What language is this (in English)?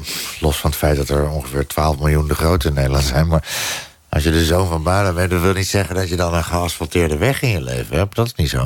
Dutch